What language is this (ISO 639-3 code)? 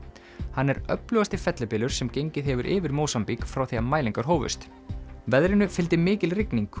isl